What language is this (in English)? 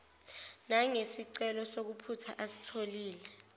Zulu